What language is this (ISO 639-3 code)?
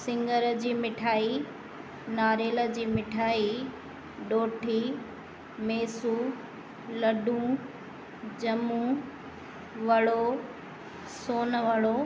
snd